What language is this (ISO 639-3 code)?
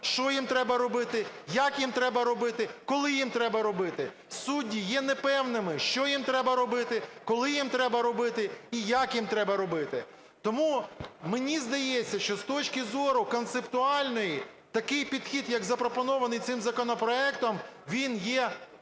ukr